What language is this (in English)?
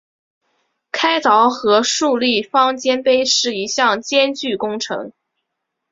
Chinese